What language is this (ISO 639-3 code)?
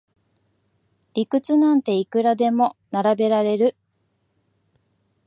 jpn